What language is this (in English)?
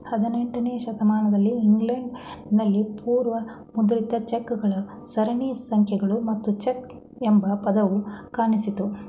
Kannada